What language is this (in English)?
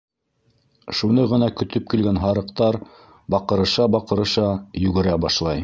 Bashkir